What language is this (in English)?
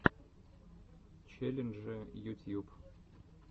Russian